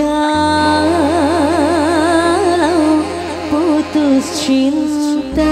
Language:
Indonesian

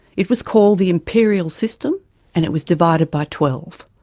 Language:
English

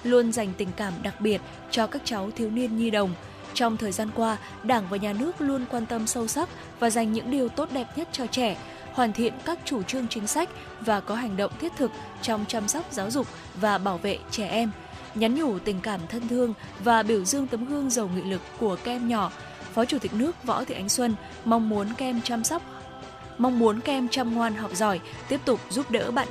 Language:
Vietnamese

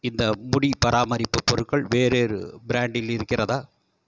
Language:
Tamil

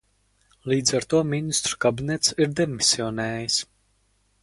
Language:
Latvian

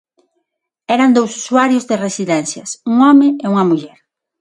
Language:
Galician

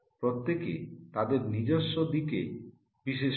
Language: Bangla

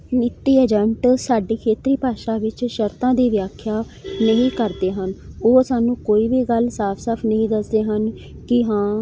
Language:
Punjabi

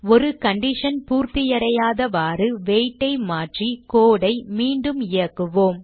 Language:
Tamil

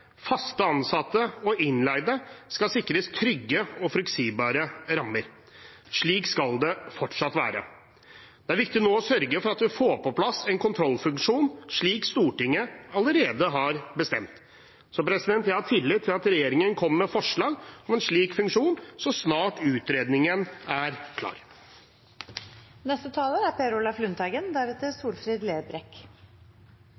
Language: Norwegian Bokmål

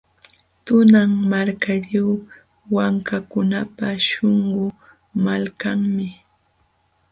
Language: Jauja Wanca Quechua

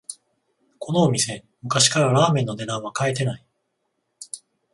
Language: Japanese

